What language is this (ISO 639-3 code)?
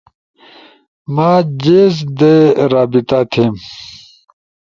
ush